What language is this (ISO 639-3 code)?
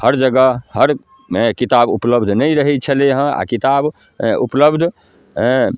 mai